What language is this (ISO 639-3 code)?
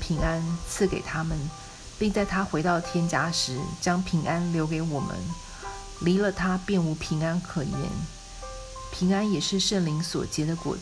zho